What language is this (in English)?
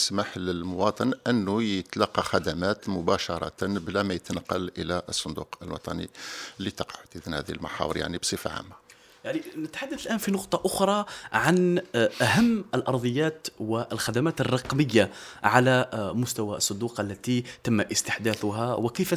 Arabic